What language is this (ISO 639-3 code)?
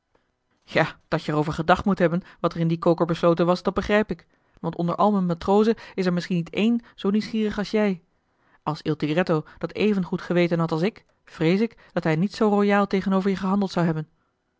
nld